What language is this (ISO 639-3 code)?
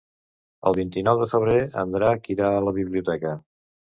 cat